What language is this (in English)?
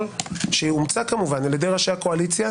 Hebrew